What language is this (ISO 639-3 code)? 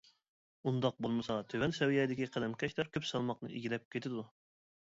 uig